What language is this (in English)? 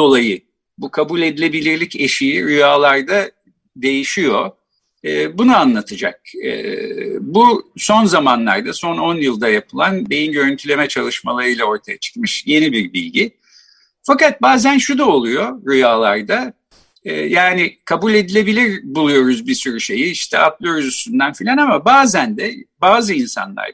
Turkish